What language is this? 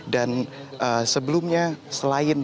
Indonesian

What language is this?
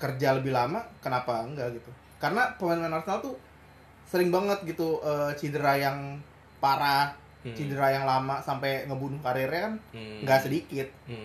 Indonesian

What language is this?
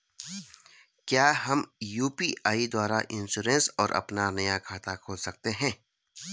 Hindi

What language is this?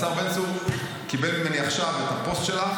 Hebrew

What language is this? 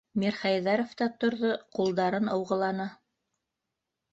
Bashkir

